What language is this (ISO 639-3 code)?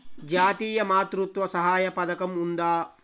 tel